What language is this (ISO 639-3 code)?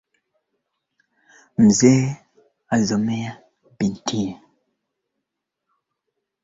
swa